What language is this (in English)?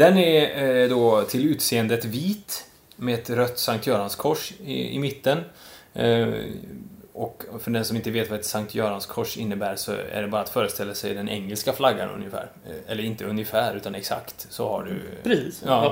Swedish